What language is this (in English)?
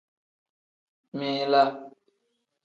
Tem